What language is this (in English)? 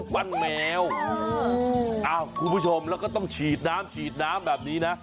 Thai